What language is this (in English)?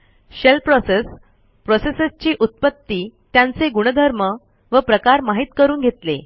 Marathi